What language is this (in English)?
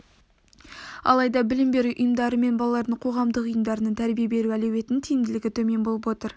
Kazakh